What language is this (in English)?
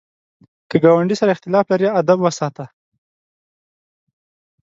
Pashto